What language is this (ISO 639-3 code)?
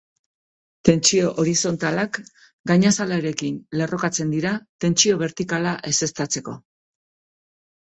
eus